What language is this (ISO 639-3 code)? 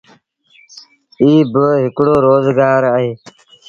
sbn